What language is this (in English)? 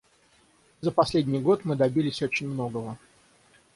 Russian